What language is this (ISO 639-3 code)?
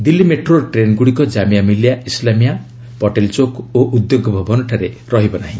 ori